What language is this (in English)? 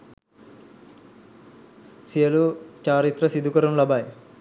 Sinhala